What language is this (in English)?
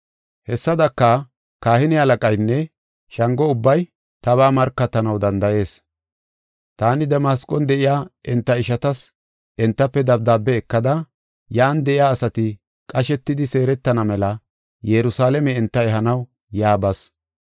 Gofa